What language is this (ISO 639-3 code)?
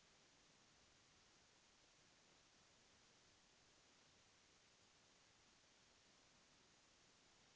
mag